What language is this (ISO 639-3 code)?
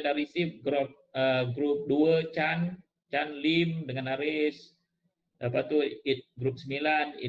msa